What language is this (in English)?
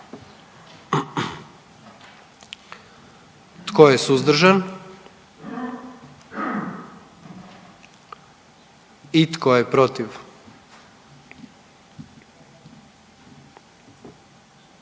Croatian